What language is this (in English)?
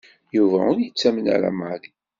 Kabyle